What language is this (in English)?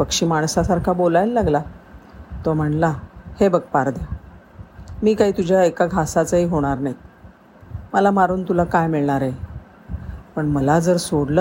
Marathi